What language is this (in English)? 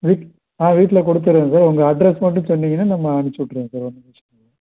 Tamil